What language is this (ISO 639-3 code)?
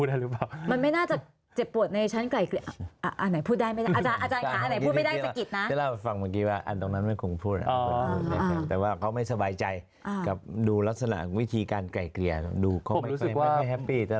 tha